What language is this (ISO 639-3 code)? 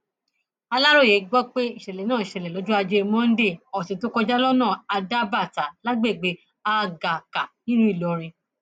yor